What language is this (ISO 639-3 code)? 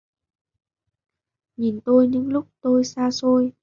vie